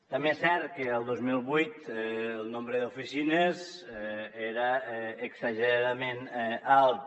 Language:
Catalan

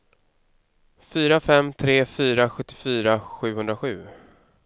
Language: Swedish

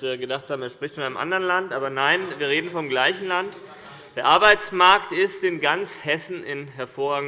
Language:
German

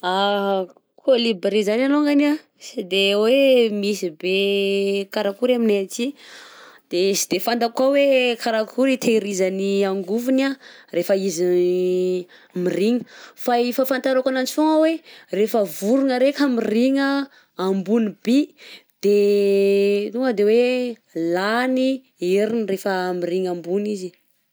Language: Southern Betsimisaraka Malagasy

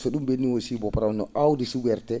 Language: Fula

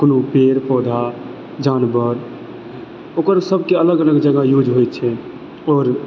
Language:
Maithili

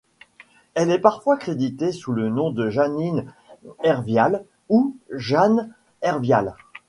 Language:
French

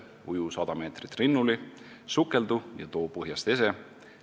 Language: Estonian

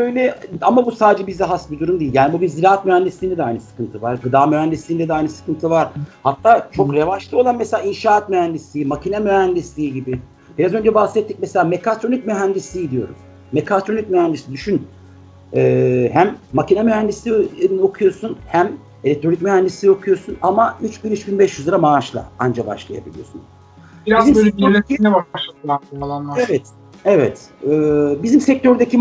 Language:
Turkish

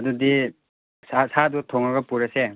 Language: Manipuri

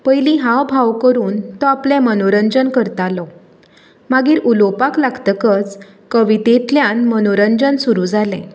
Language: Konkani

